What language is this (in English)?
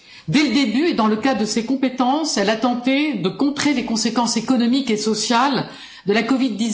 French